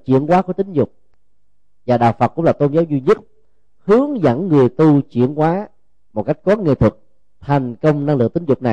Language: Vietnamese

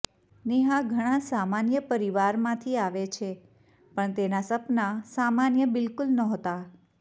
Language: Gujarati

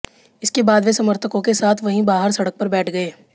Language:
Hindi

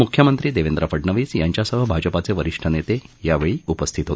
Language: Marathi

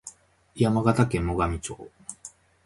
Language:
Japanese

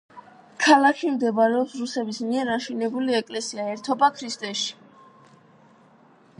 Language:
Georgian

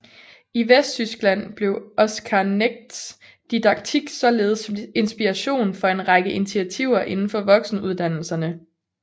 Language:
Danish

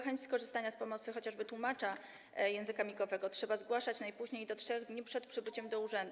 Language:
Polish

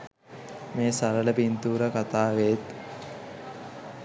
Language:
Sinhala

